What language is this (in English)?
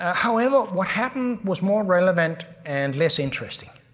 English